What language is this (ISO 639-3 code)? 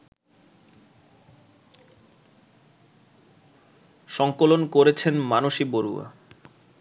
ben